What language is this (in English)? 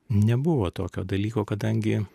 Lithuanian